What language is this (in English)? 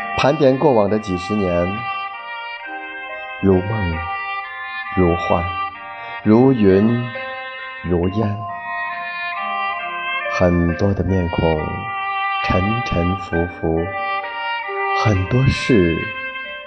Chinese